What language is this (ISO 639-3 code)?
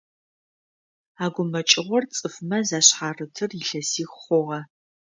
ady